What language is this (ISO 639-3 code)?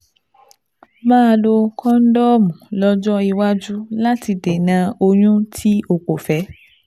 yor